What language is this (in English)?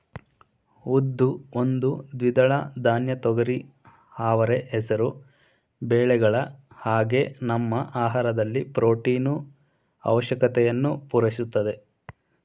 Kannada